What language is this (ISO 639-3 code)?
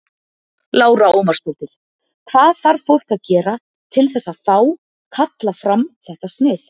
isl